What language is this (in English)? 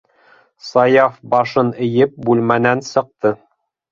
Bashkir